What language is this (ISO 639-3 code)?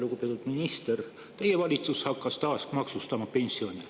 est